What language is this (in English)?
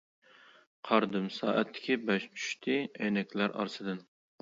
Uyghur